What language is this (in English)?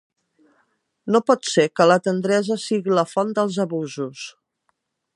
Catalan